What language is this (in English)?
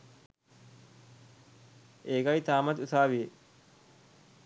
Sinhala